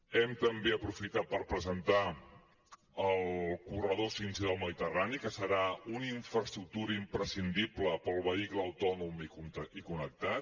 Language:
Catalan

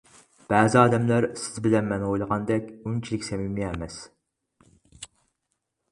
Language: Uyghur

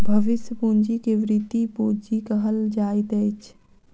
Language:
Maithili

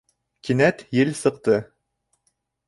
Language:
Bashkir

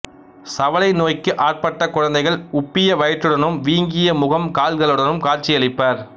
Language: Tamil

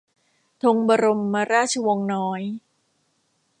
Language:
Thai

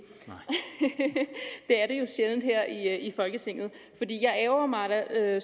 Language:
Danish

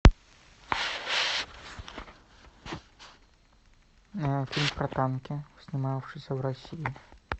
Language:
Russian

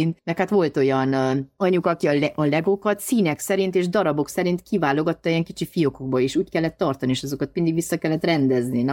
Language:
Hungarian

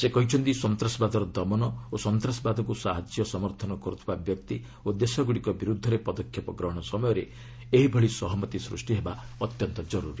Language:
Odia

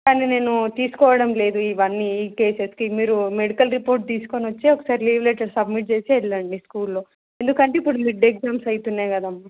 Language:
Telugu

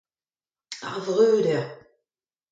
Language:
Breton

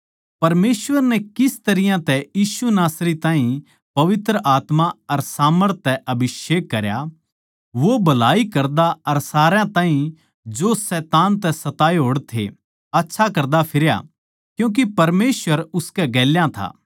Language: Haryanvi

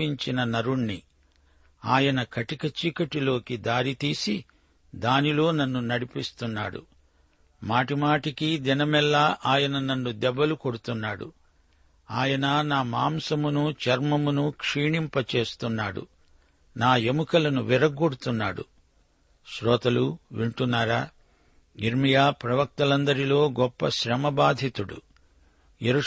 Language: Telugu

